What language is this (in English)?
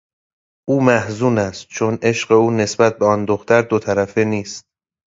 Persian